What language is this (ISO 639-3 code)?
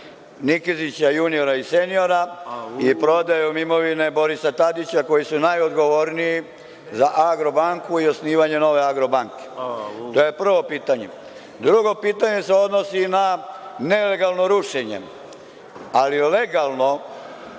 srp